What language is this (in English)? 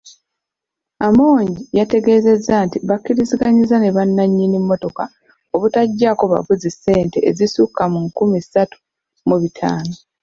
Ganda